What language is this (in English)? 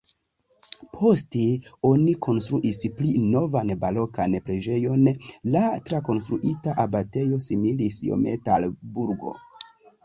Esperanto